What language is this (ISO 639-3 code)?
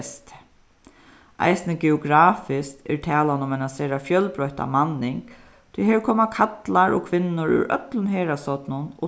fao